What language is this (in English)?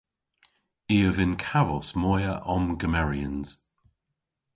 Cornish